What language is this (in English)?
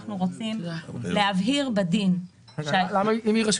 Hebrew